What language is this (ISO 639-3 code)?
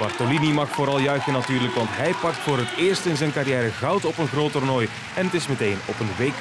nld